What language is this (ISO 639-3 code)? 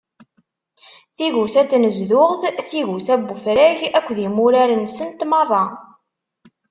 kab